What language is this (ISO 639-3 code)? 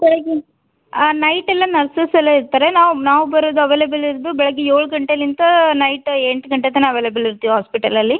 kan